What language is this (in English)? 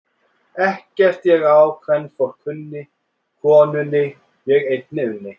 Icelandic